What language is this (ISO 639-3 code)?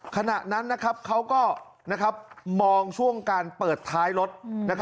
tha